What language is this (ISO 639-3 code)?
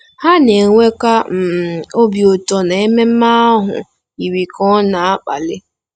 ibo